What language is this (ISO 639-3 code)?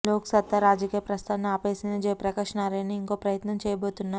tel